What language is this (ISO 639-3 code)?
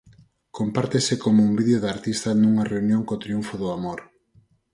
glg